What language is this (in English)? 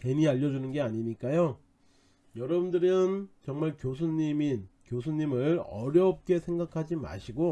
Korean